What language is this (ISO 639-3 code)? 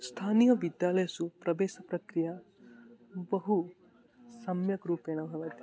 san